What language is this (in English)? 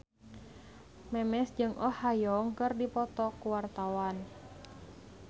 Sundanese